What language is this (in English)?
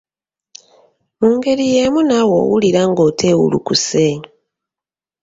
Ganda